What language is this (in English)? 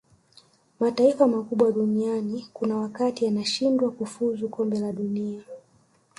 Swahili